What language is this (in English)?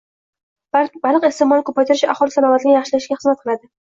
Uzbek